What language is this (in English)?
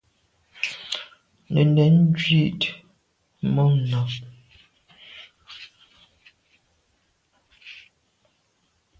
Medumba